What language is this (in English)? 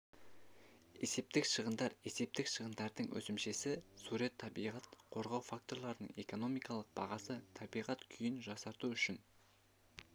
Kazakh